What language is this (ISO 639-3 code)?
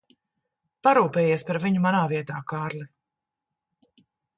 lav